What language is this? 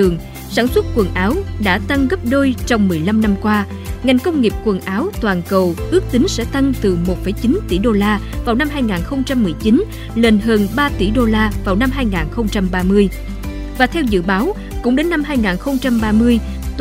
Vietnamese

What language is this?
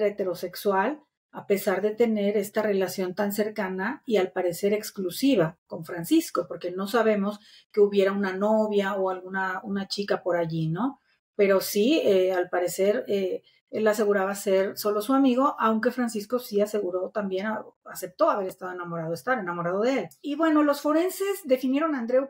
Spanish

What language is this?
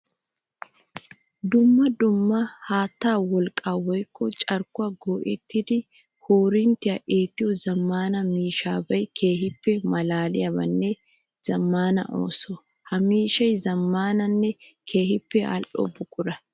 Wolaytta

